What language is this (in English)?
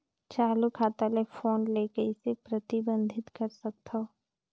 Chhattisgarhi